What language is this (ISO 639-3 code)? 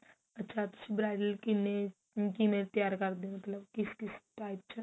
pan